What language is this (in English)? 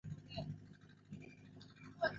Swahili